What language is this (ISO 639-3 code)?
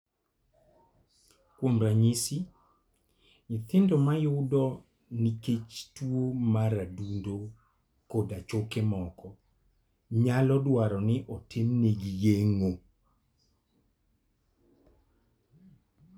luo